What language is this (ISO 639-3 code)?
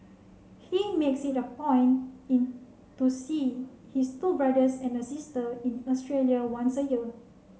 eng